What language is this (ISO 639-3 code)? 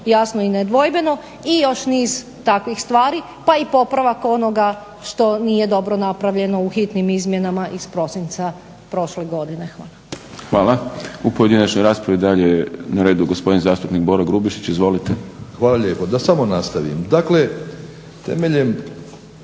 hrv